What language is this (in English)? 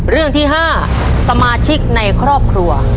Thai